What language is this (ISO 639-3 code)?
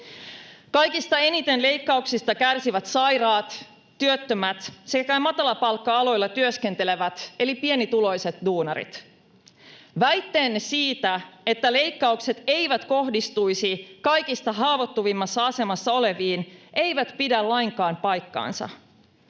fin